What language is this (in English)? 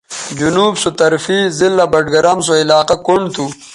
Bateri